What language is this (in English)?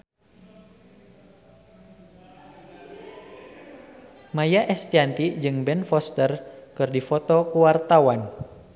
Sundanese